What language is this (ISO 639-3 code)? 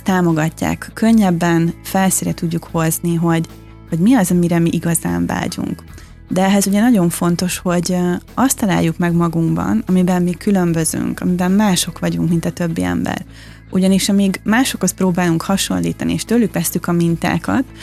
hun